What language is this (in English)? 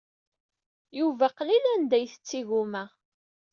Kabyle